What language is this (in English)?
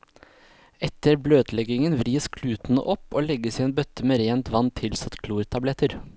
Norwegian